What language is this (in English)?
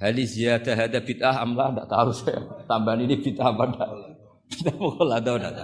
Indonesian